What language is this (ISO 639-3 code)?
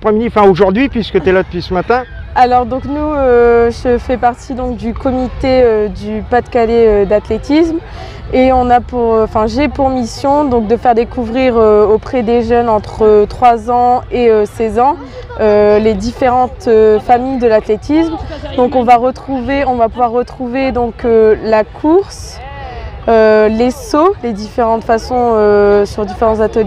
fra